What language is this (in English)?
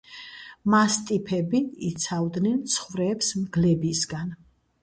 Georgian